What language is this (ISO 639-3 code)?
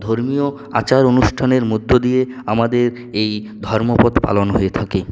ben